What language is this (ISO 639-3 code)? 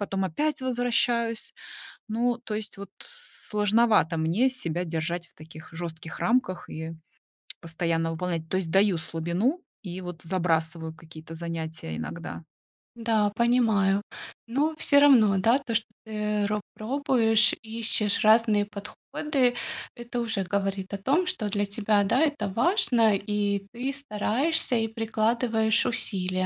rus